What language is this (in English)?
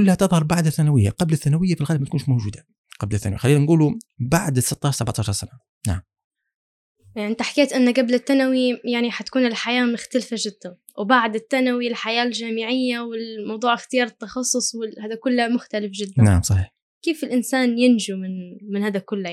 Arabic